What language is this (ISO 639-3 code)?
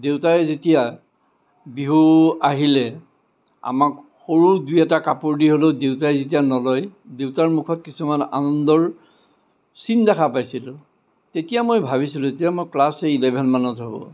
asm